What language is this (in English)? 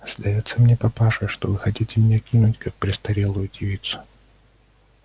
Russian